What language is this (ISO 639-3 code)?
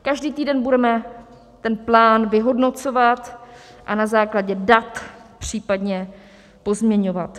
ces